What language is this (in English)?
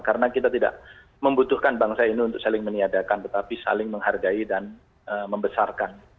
Indonesian